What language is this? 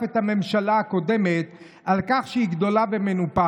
Hebrew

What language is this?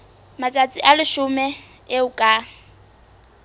Southern Sotho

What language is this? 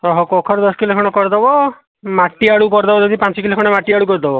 Odia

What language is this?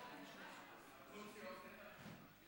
Hebrew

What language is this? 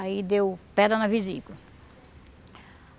Portuguese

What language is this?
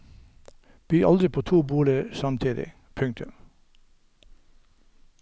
Norwegian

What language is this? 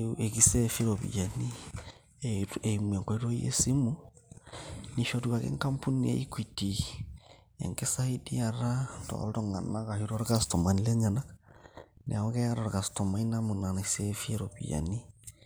Masai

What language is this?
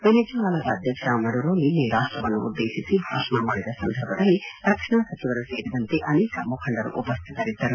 Kannada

